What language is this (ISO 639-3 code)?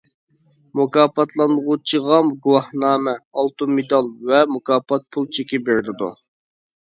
uig